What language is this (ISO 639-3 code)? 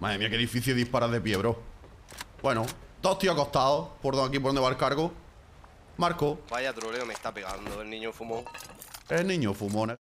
spa